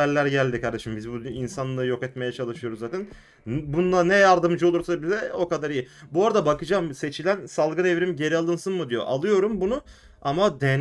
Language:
Turkish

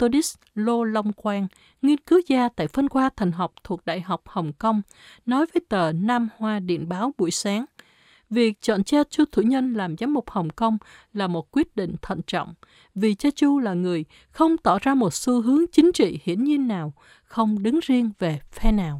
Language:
Vietnamese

